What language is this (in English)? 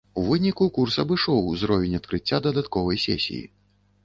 Belarusian